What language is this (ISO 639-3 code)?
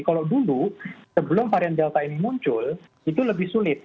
ind